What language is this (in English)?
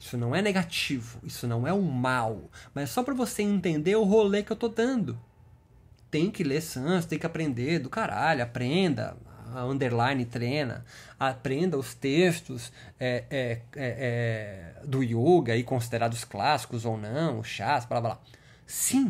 Portuguese